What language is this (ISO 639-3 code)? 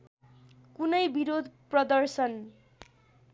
nep